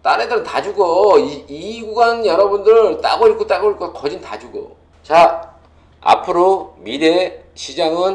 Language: Korean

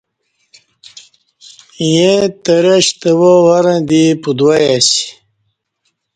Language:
Kati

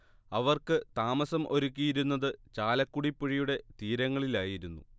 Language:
Malayalam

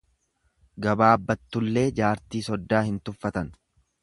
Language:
Oromo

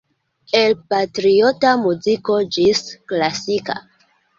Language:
Esperanto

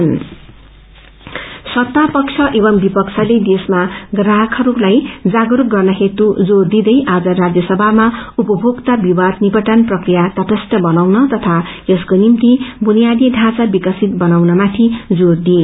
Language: Nepali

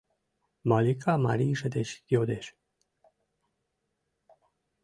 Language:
Mari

